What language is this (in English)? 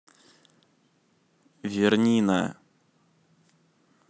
Russian